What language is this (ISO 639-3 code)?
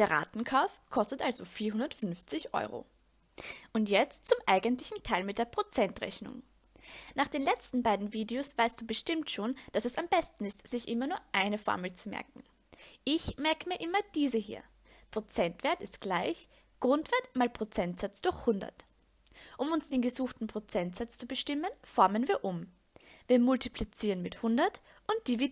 deu